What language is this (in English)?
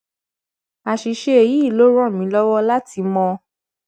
Yoruba